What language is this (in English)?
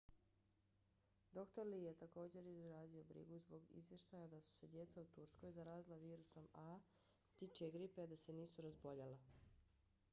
Bosnian